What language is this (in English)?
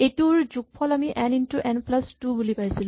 Assamese